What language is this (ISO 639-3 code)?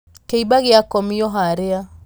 kik